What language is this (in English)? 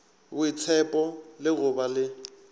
Northern Sotho